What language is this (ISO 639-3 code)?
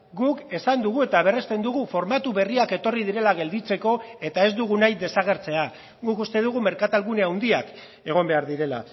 eus